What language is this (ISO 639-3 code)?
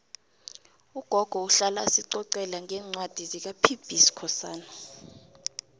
nbl